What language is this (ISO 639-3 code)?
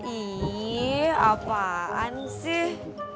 ind